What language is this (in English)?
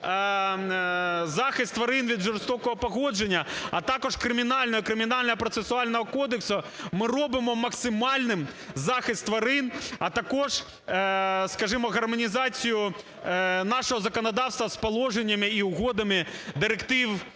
Ukrainian